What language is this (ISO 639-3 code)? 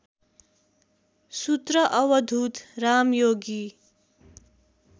nep